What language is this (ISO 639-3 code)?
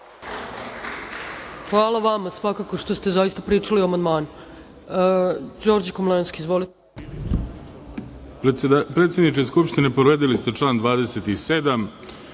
srp